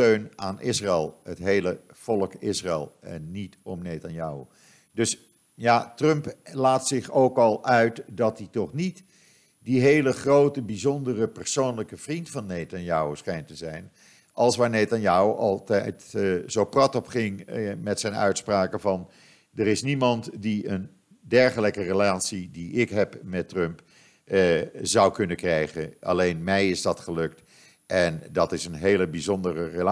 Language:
Dutch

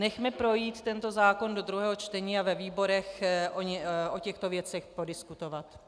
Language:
Czech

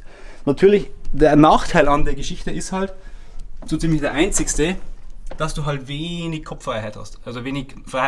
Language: German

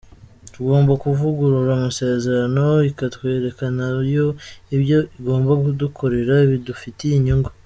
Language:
Kinyarwanda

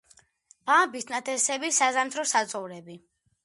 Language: Georgian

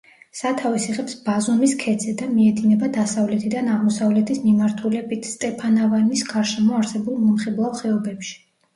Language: Georgian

